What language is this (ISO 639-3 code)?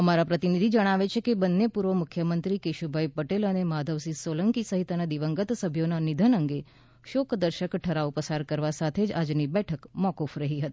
guj